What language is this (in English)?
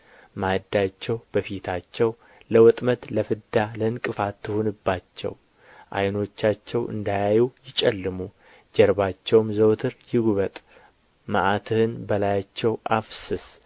Amharic